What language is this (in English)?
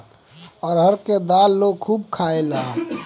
Bhojpuri